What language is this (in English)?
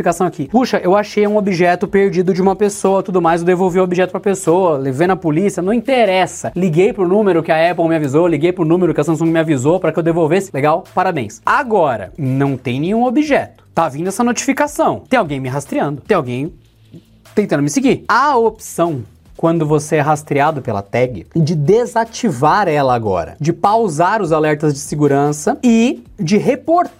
Portuguese